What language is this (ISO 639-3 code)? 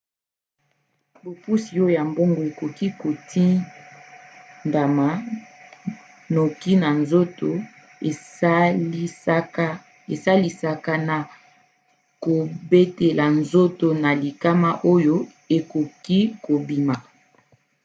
lin